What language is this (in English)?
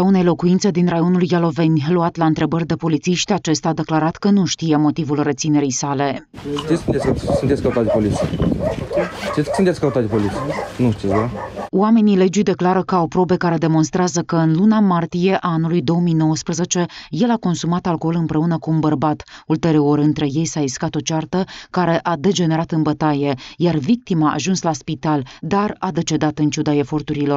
Romanian